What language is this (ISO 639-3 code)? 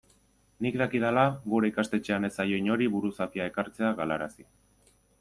eus